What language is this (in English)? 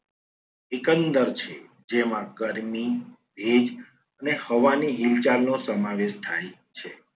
Gujarati